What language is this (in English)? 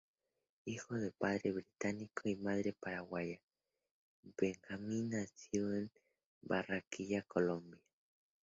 Spanish